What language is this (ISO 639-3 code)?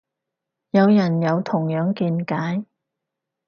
yue